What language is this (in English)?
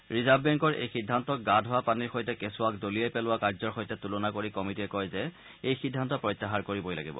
Assamese